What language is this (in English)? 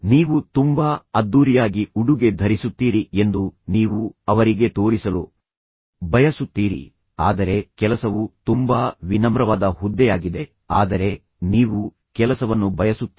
Kannada